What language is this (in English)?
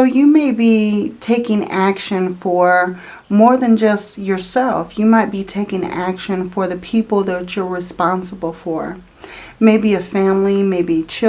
English